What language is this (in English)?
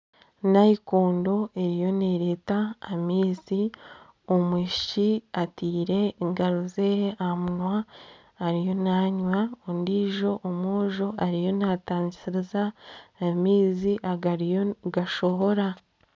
Nyankole